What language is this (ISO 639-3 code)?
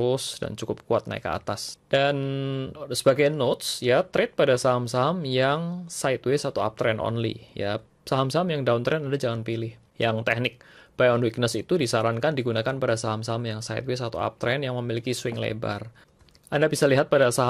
ind